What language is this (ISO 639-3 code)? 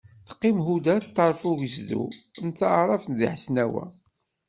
kab